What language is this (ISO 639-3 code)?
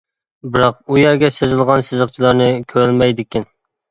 uig